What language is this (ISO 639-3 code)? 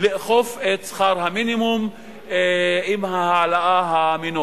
heb